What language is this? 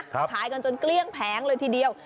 Thai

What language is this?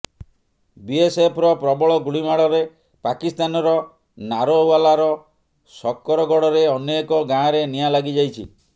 Odia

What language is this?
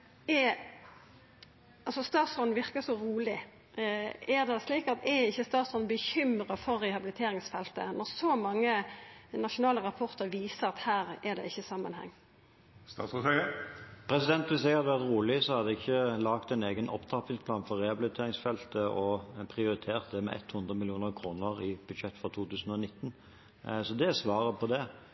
Norwegian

